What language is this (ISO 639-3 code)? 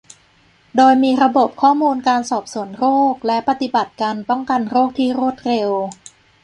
tha